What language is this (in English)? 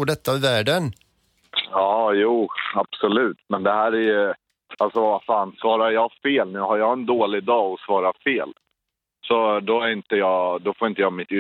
Swedish